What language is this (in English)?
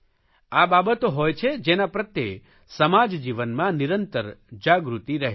Gujarati